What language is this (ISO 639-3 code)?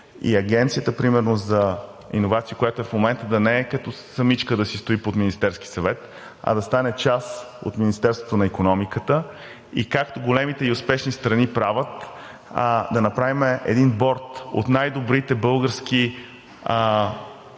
bul